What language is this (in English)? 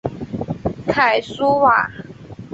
Chinese